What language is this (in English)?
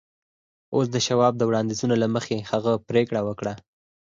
Pashto